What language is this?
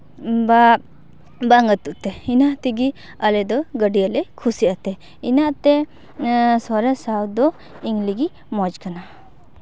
Santali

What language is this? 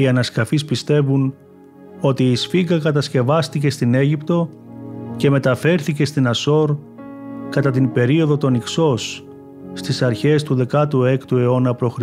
Greek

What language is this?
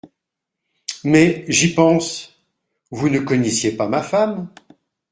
French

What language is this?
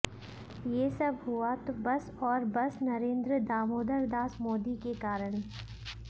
Hindi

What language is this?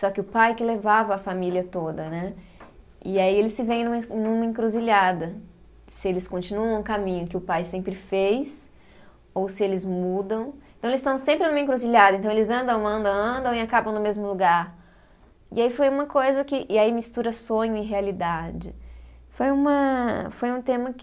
Portuguese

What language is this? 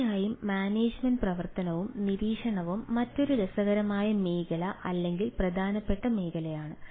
Malayalam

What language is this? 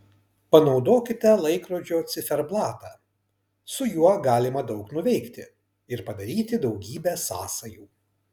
Lithuanian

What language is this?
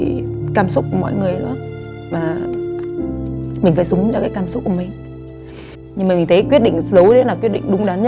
Vietnamese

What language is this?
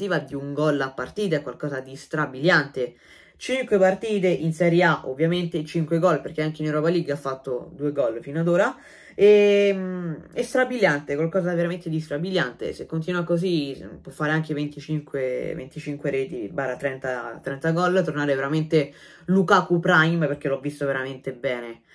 Italian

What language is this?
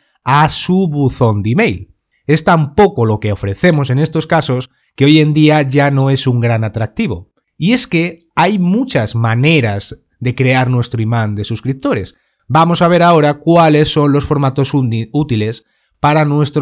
Spanish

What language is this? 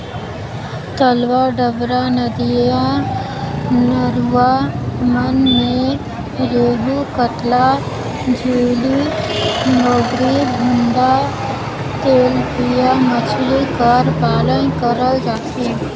Chhattisgarhi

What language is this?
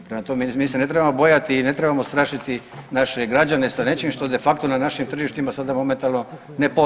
Croatian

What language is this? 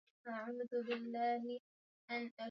Swahili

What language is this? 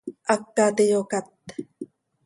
Seri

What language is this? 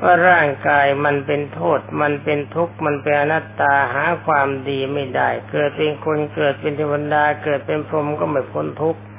Thai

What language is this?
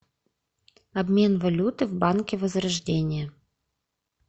Russian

